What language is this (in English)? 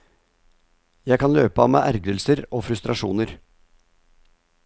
Norwegian